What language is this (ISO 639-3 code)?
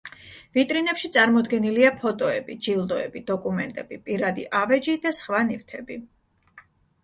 kat